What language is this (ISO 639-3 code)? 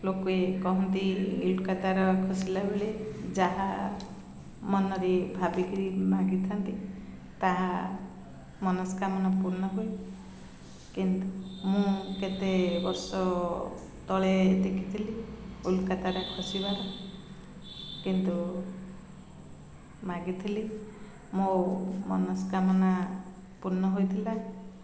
ori